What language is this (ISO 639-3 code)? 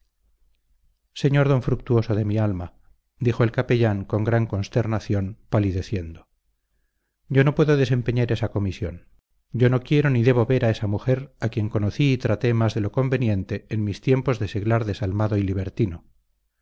spa